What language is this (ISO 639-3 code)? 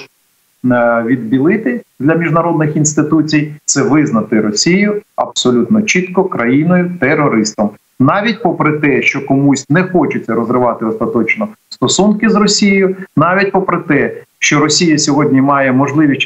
ukr